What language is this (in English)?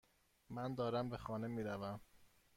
Persian